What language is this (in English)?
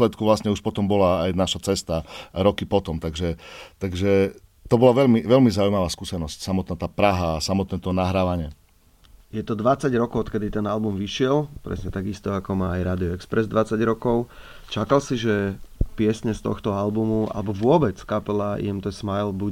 Slovak